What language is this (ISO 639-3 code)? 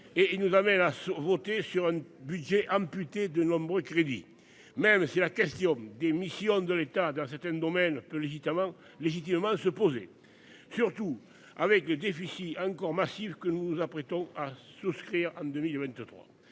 fra